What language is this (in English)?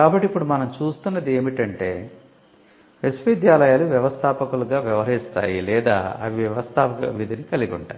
Telugu